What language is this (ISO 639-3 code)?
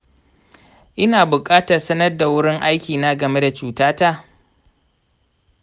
hau